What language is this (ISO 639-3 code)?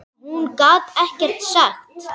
isl